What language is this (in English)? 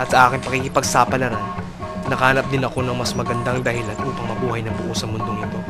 Filipino